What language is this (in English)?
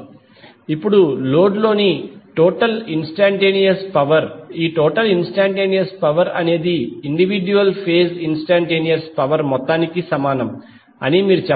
Telugu